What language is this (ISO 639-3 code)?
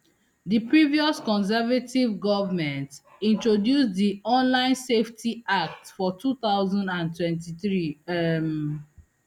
pcm